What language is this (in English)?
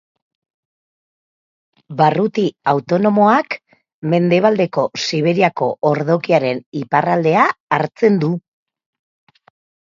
Basque